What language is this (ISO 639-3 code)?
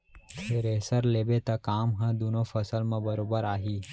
hne